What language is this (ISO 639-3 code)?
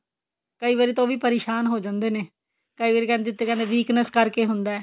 pan